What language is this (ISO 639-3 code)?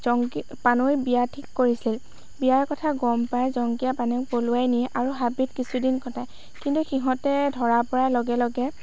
asm